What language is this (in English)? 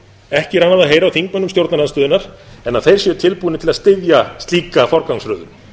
Icelandic